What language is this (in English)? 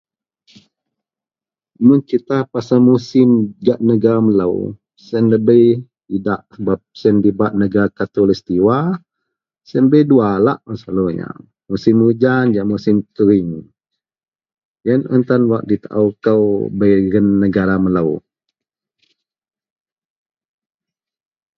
Central Melanau